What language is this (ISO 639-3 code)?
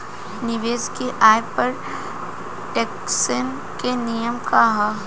bho